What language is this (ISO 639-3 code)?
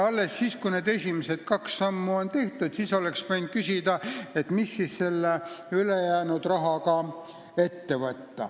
est